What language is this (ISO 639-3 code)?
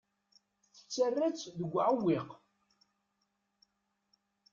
kab